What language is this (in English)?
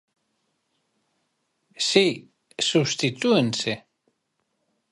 Galician